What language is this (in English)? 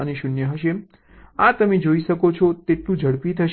Gujarati